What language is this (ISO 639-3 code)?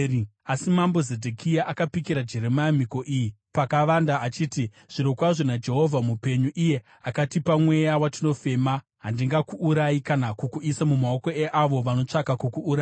sna